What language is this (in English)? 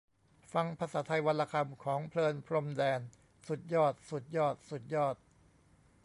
Thai